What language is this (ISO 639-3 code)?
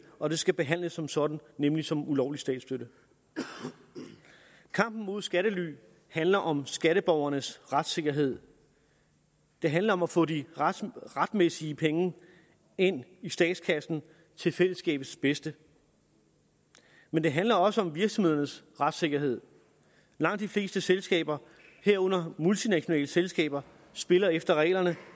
dan